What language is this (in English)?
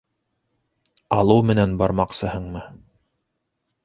Bashkir